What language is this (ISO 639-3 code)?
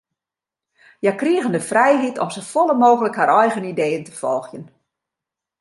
fry